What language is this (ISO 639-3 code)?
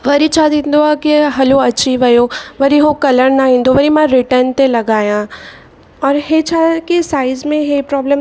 snd